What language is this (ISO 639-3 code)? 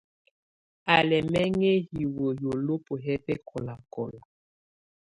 tvu